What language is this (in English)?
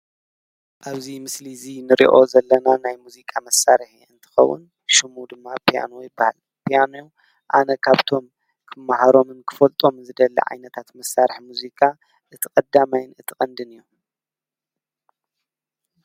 Tigrinya